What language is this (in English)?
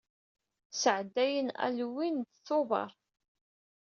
Kabyle